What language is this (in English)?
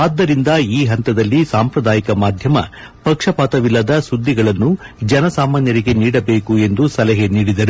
Kannada